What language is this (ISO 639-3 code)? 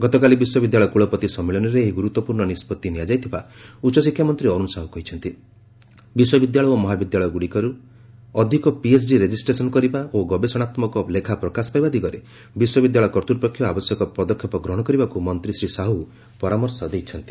ori